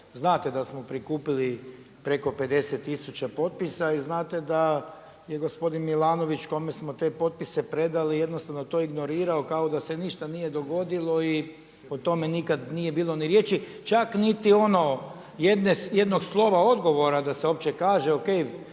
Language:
Croatian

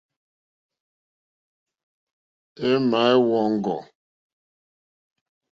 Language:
Mokpwe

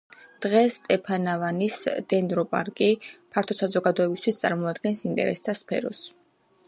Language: Georgian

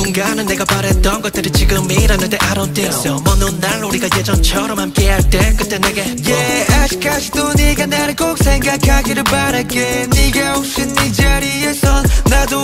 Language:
Indonesian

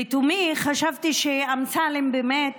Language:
Hebrew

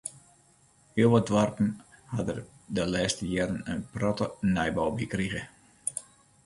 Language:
Western Frisian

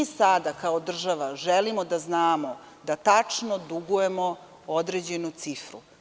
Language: Serbian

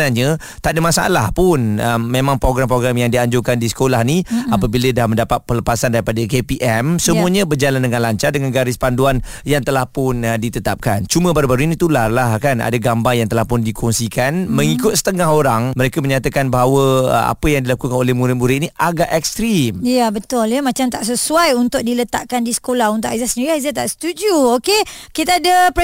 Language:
Malay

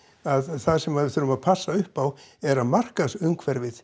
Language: Icelandic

